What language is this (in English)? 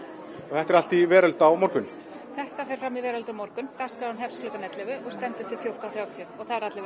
Icelandic